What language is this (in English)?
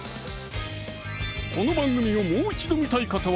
Japanese